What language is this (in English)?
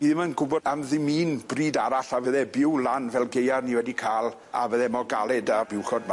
Welsh